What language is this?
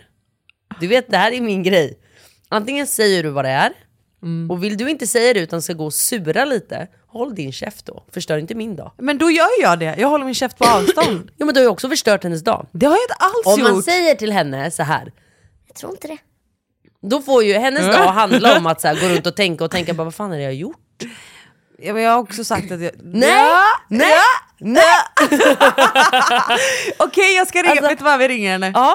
Swedish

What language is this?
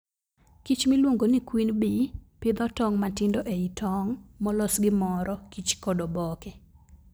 Luo (Kenya and Tanzania)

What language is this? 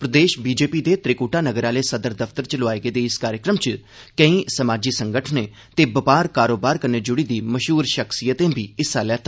Dogri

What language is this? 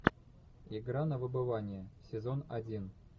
Russian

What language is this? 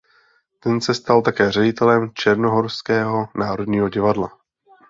Czech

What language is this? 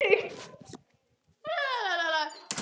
Icelandic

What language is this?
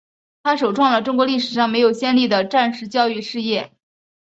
Chinese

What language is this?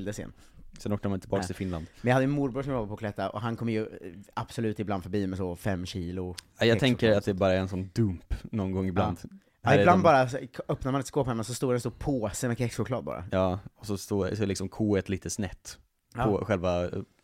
Swedish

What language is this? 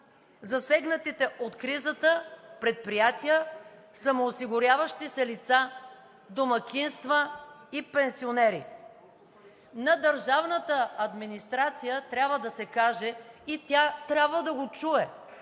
Bulgarian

